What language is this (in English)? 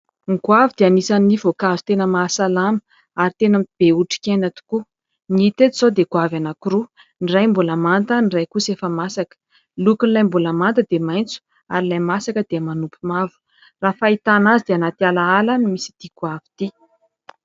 Malagasy